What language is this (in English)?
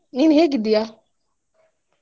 Kannada